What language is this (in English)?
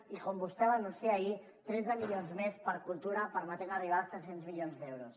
Catalan